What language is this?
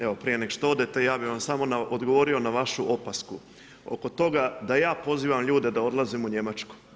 Croatian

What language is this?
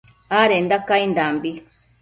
Matsés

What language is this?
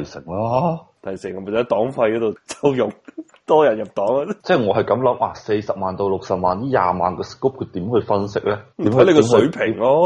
Chinese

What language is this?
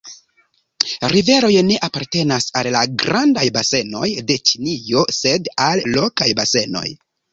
Esperanto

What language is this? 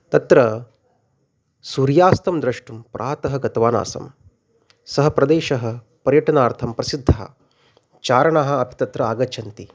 Sanskrit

